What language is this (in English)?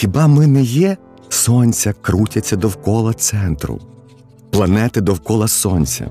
Ukrainian